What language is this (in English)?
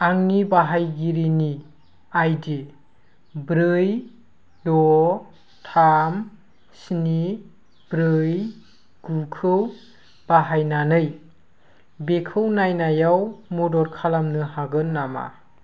Bodo